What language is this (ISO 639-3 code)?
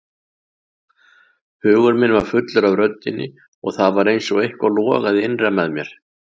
isl